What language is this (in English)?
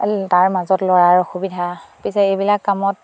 Assamese